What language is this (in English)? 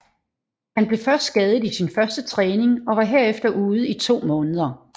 Danish